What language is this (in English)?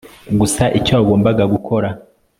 Kinyarwanda